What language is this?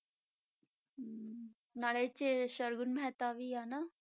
Punjabi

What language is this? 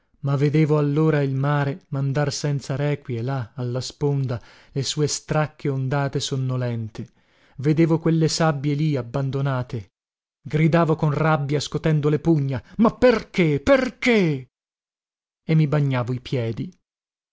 Italian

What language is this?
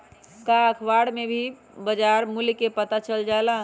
Magahi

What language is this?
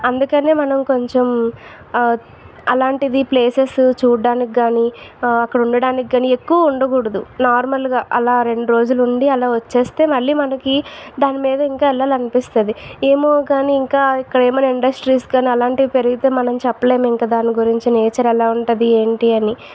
Telugu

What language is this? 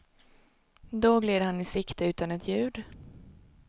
Swedish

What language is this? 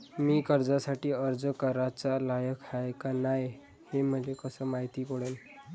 Marathi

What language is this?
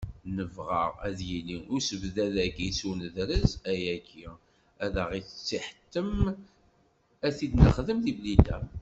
Kabyle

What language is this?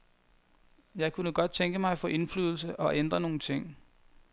Danish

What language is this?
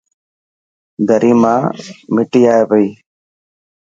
Dhatki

